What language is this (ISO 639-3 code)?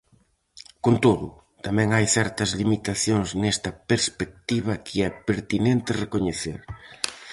glg